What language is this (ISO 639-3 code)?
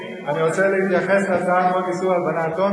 heb